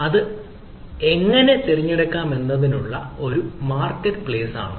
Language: Malayalam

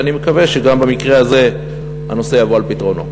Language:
Hebrew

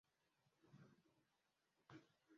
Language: Ganda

